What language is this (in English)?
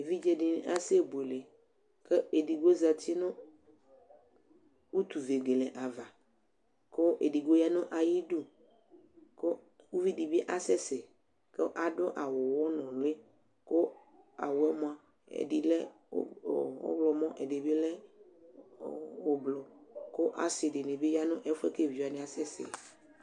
Ikposo